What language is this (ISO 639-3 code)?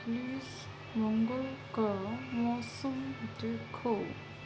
urd